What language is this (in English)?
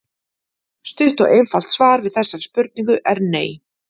Icelandic